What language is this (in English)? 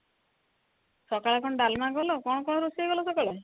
Odia